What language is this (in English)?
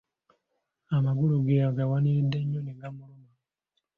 Ganda